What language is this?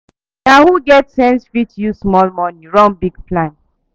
Nigerian Pidgin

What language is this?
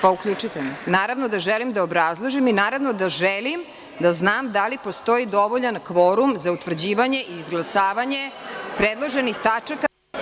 Serbian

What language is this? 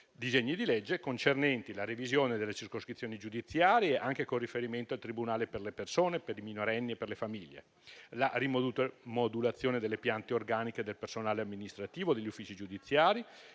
Italian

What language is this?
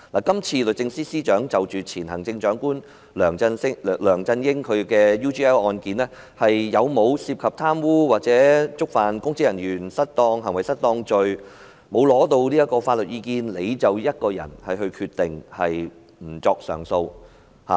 Cantonese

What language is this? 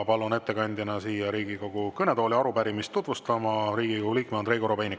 Estonian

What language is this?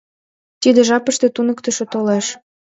Mari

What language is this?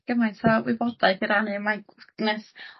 Welsh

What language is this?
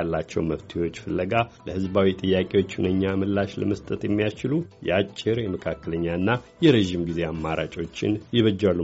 Amharic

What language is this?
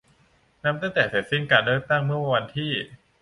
Thai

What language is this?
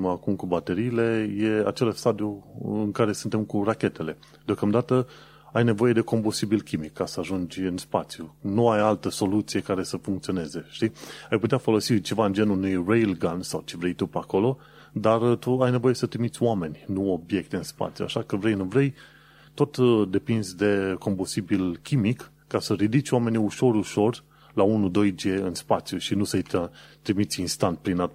Romanian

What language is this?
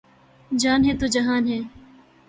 Urdu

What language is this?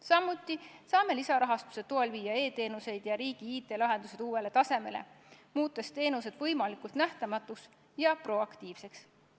Estonian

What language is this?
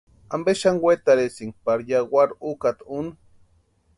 Western Highland Purepecha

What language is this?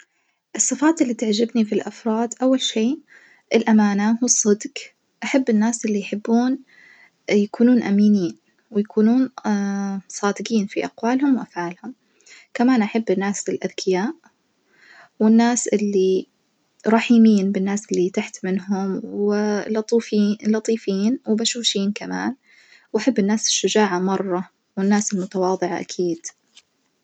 Najdi Arabic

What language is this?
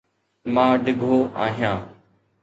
Sindhi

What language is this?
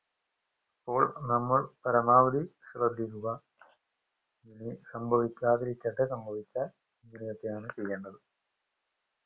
Malayalam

